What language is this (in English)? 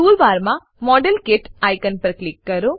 Gujarati